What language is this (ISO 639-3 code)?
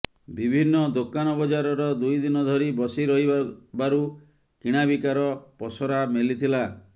ori